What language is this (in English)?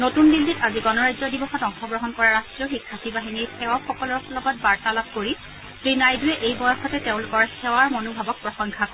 Assamese